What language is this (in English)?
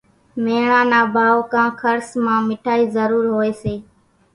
Kachi Koli